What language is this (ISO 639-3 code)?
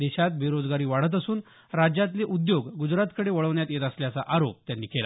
mar